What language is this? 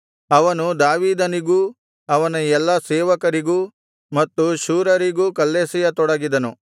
Kannada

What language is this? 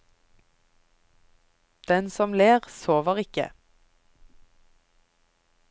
Norwegian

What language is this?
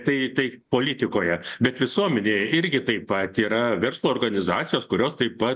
Lithuanian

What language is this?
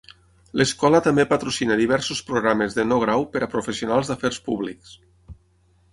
Catalan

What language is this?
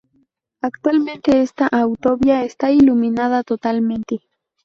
Spanish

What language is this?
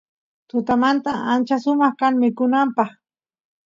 Santiago del Estero Quichua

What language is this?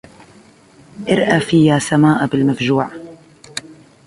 Arabic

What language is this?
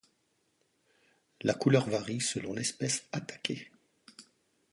French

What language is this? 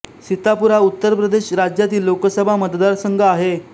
Marathi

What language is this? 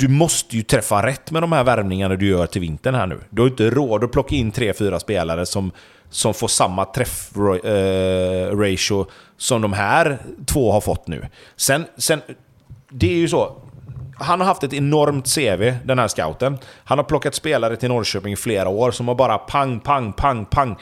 Swedish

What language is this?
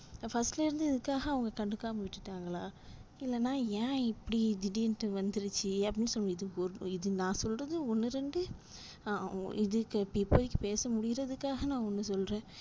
Tamil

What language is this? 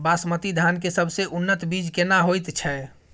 Maithili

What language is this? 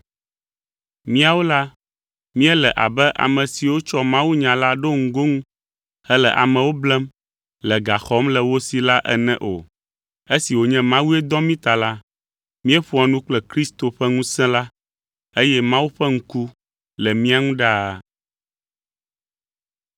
Ewe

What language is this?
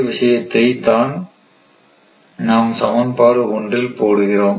Tamil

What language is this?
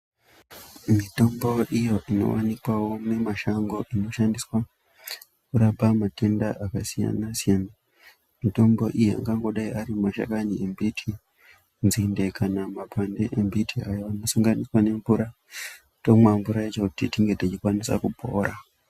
Ndau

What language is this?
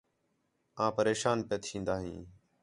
Khetrani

